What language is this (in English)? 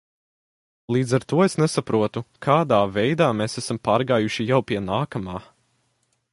Latvian